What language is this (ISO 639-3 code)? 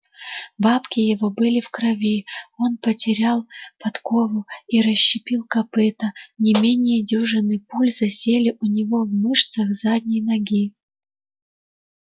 rus